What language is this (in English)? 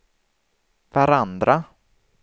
Swedish